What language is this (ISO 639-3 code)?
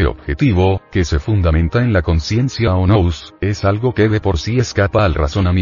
spa